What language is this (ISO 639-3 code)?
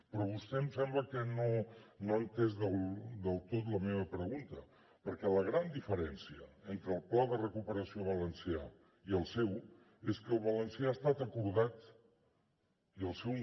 cat